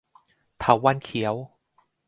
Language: Thai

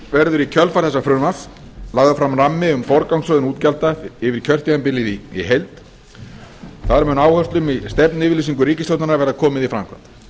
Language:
Icelandic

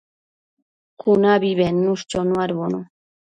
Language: Matsés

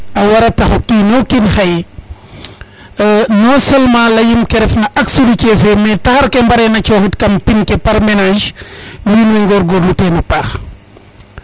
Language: Serer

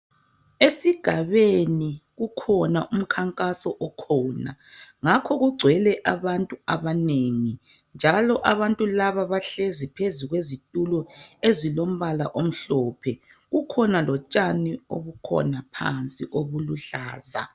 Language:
North Ndebele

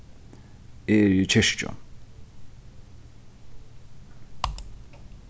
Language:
Faroese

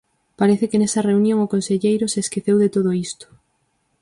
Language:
Galician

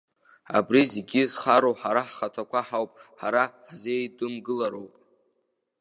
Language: Abkhazian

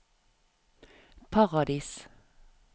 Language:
Norwegian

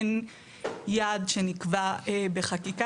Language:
Hebrew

